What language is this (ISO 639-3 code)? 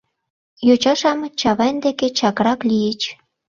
chm